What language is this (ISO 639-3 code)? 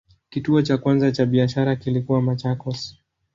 swa